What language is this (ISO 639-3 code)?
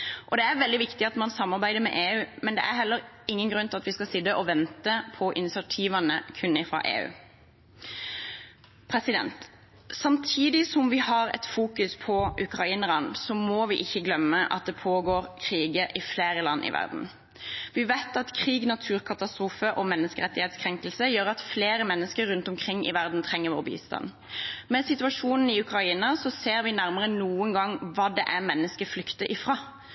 nob